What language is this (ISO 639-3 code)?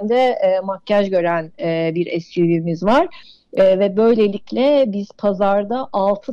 tur